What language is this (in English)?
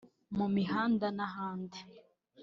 Kinyarwanda